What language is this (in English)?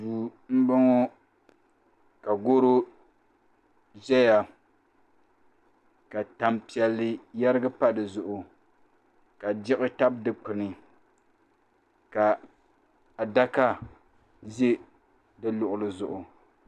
Dagbani